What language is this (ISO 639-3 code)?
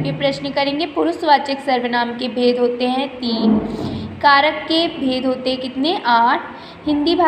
hin